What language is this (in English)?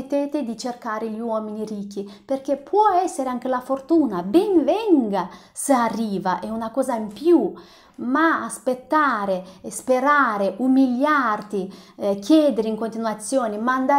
Italian